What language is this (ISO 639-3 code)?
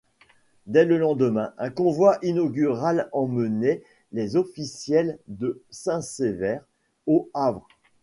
fra